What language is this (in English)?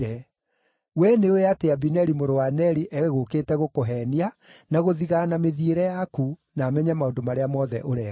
Kikuyu